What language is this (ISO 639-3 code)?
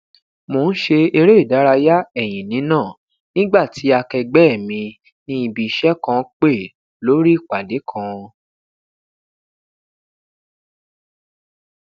yor